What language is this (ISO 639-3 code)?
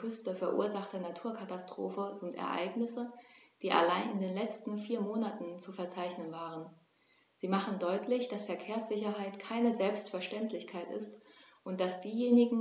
deu